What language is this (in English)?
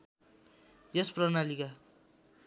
Nepali